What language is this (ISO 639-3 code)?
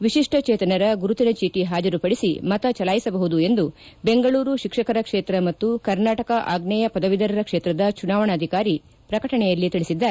kan